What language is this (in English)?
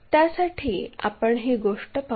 Marathi